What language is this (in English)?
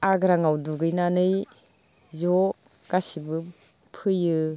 Bodo